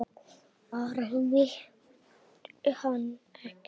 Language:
Icelandic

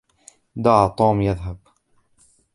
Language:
Arabic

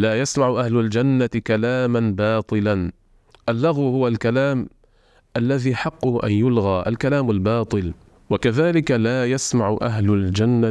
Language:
Arabic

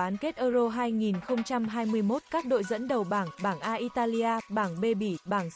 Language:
Vietnamese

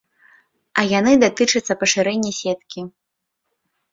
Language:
Belarusian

